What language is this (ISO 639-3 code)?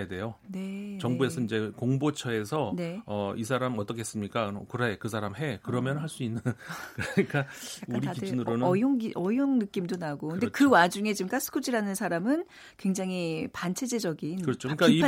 kor